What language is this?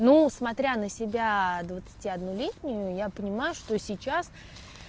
Russian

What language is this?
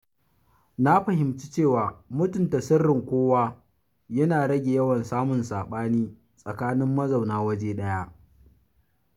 Hausa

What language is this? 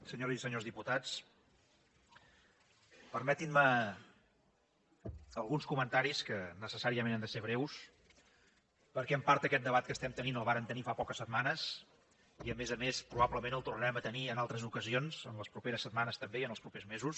Catalan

